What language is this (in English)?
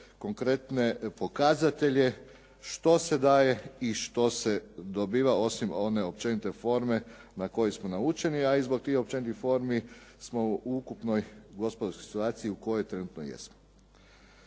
Croatian